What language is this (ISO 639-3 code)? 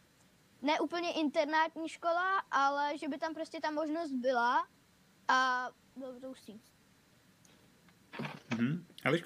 ces